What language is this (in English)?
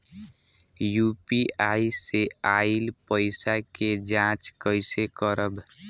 Bhojpuri